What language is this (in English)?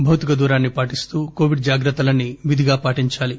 Telugu